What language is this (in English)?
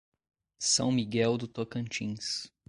Portuguese